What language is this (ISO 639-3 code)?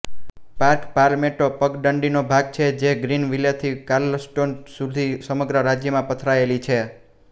guj